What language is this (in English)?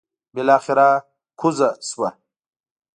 Pashto